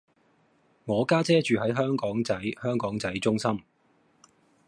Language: Cantonese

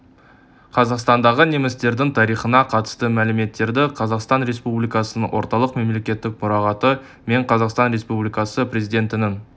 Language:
Kazakh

